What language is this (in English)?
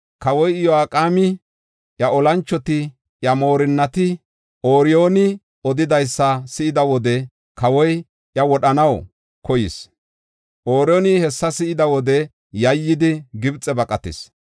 Gofa